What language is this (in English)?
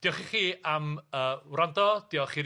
Welsh